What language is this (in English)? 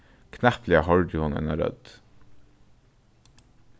Faroese